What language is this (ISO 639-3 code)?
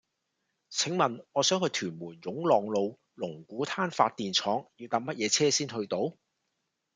yue